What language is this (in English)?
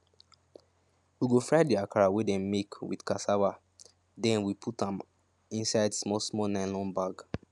Nigerian Pidgin